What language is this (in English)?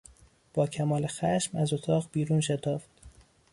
Persian